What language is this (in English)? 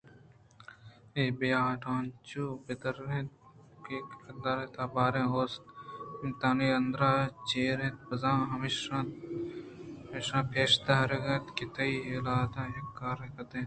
Eastern Balochi